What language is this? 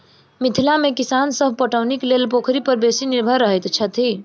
Maithili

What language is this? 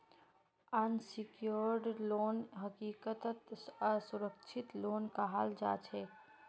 Magahi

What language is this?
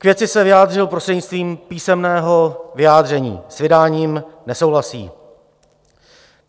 Czech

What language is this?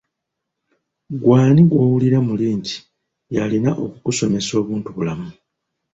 Ganda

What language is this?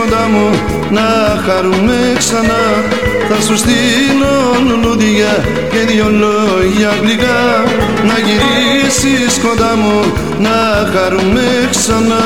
Greek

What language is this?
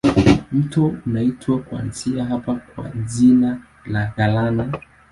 Swahili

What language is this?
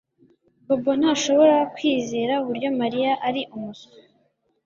Kinyarwanda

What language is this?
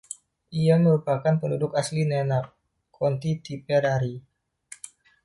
Indonesian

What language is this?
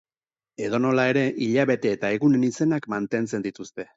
Basque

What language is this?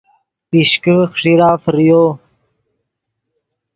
Yidgha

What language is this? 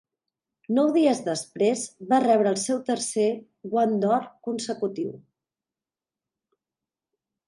Catalan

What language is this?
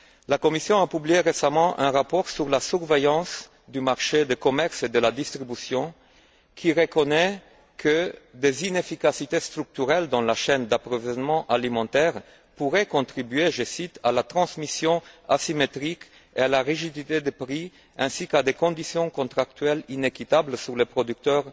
French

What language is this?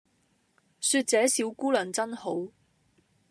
Cantonese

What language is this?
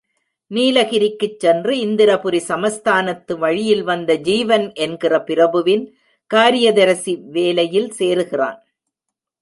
Tamil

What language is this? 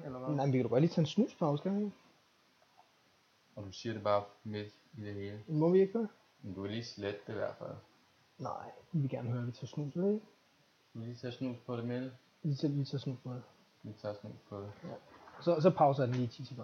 Danish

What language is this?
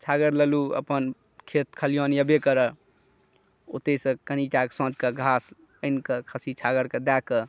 Maithili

